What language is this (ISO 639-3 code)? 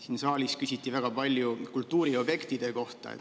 est